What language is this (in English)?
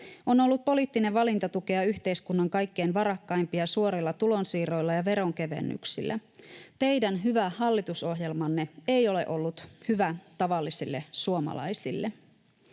Finnish